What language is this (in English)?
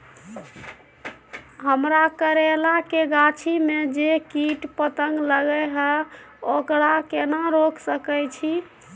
Maithili